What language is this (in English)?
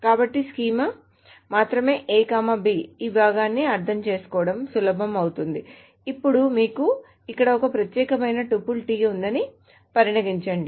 Telugu